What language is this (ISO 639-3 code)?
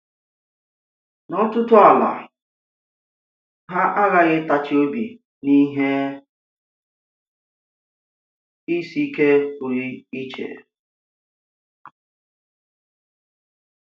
ibo